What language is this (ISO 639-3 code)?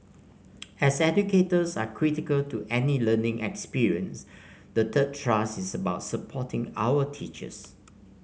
eng